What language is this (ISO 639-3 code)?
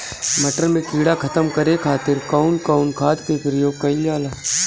bho